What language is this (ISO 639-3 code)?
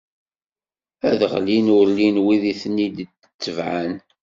kab